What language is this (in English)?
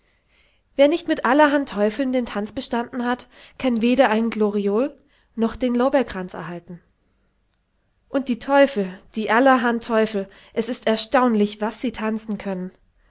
German